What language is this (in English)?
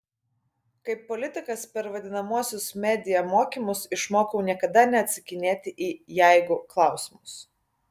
Lithuanian